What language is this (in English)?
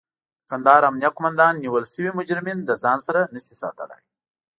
Pashto